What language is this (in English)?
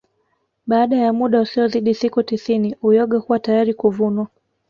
Swahili